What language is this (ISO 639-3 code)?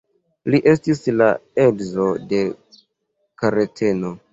epo